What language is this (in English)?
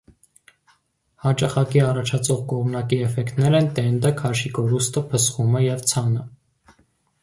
Armenian